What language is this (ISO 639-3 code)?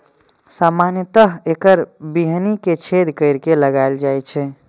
mai